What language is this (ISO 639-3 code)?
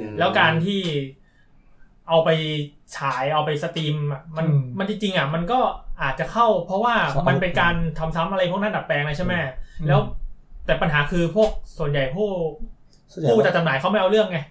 tha